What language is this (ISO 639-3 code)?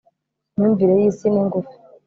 kin